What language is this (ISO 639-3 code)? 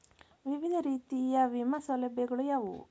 kan